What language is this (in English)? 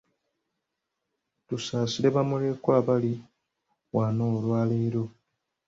Ganda